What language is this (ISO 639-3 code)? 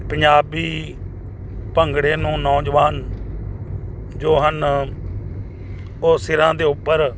pan